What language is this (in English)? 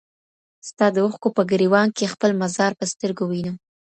Pashto